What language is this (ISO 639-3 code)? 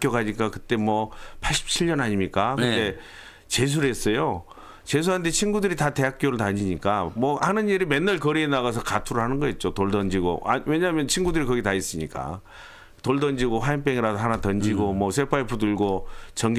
kor